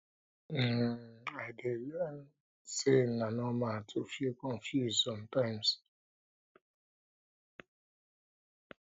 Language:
Nigerian Pidgin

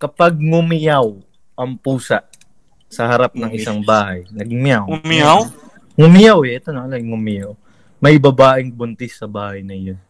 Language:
Filipino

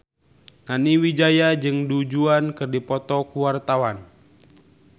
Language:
Sundanese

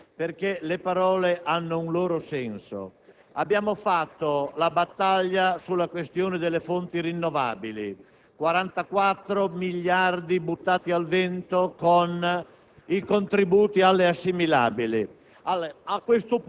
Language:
Italian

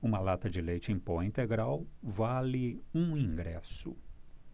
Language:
Portuguese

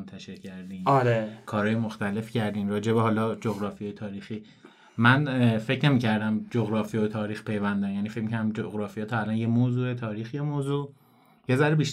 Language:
Persian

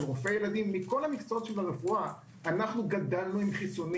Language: Hebrew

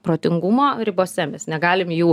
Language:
Lithuanian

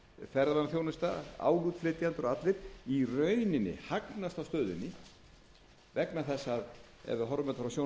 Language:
Icelandic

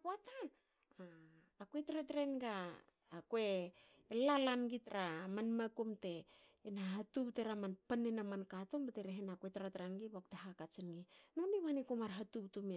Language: Hakö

